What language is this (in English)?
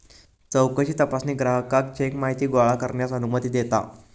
Marathi